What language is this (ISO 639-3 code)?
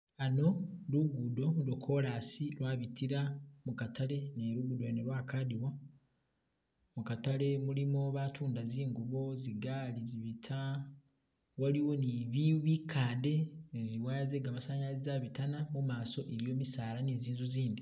myx